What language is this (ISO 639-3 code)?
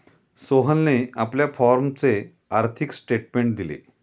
mar